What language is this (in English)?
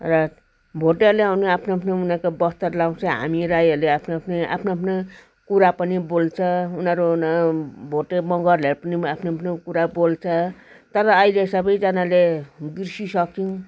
Nepali